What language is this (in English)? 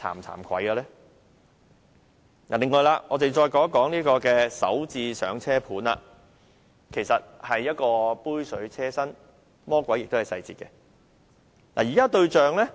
Cantonese